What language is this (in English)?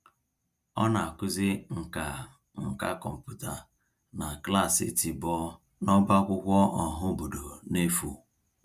Igbo